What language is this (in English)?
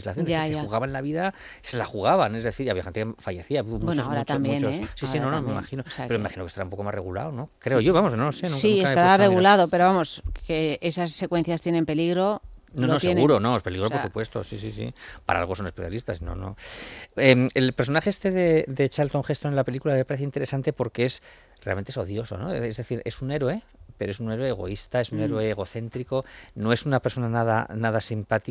Spanish